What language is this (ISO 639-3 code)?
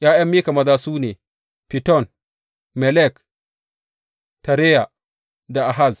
hau